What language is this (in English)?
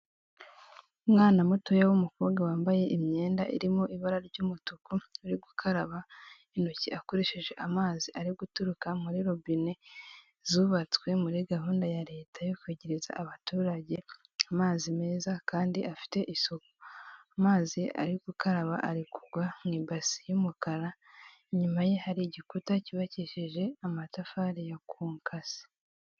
Kinyarwanda